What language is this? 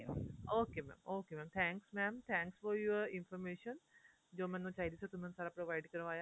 Punjabi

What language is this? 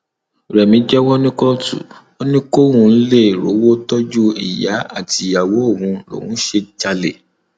Yoruba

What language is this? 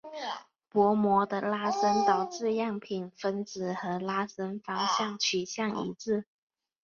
Chinese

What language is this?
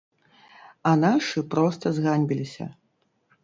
Belarusian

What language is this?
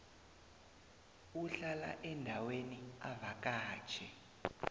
South Ndebele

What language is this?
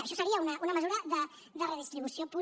Catalan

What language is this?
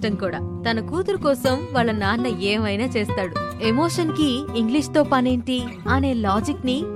Telugu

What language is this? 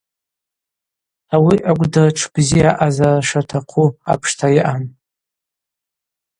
Abaza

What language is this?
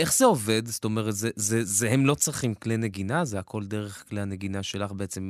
Hebrew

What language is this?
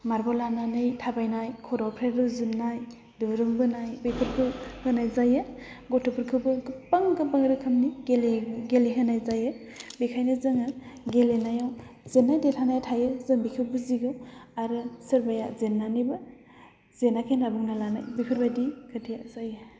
Bodo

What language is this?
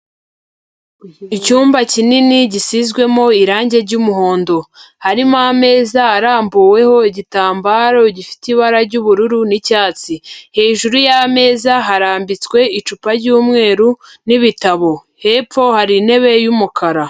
Kinyarwanda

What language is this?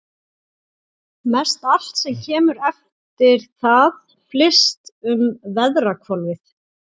Icelandic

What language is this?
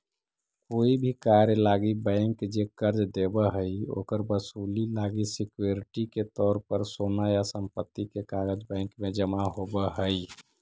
Magahi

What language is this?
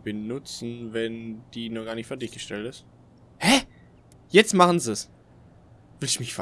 German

